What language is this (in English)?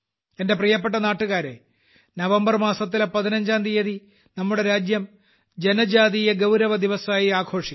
Malayalam